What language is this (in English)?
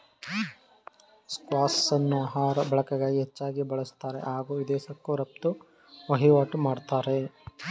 Kannada